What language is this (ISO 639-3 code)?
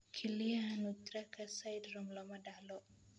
som